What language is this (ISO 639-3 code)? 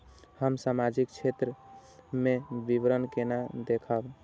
mai